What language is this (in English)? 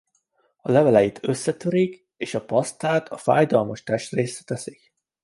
Hungarian